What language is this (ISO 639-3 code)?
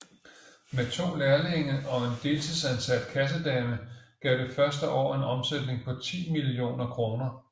dan